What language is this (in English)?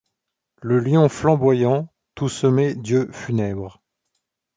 French